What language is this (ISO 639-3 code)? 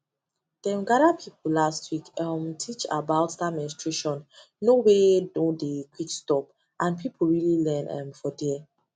pcm